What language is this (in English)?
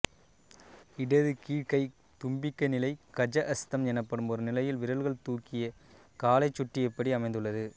Tamil